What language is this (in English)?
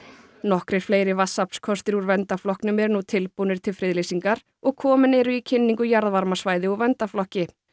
Icelandic